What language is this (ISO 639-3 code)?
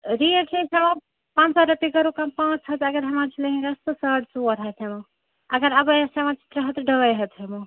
kas